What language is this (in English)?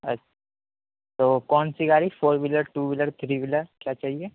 Urdu